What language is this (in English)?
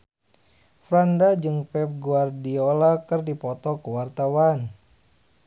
Sundanese